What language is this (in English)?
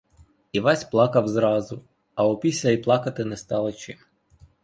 Ukrainian